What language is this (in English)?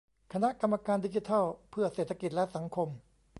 Thai